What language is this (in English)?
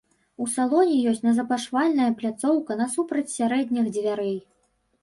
Belarusian